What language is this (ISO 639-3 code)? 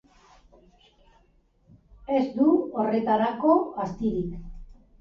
eus